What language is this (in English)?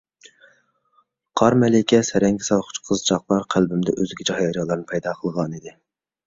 Uyghur